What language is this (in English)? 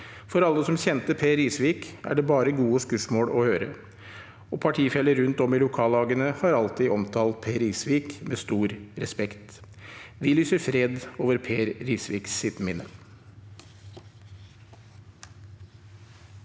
Norwegian